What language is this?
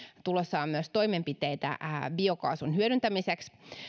Finnish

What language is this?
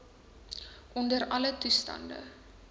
Afrikaans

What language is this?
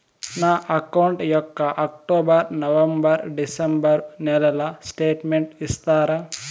Telugu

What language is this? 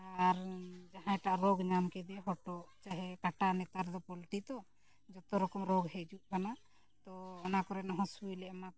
Santali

